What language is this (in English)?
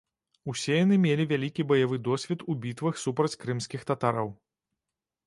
Belarusian